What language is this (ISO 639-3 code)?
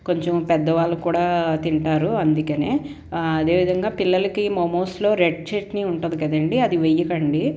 tel